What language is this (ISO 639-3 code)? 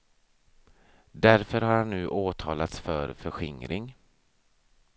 swe